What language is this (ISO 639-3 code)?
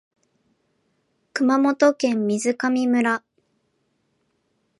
jpn